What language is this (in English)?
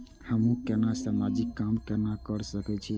Maithili